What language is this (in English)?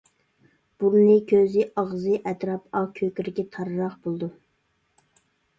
Uyghur